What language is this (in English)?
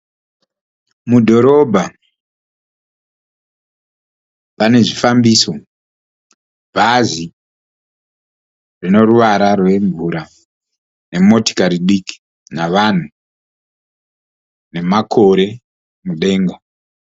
Shona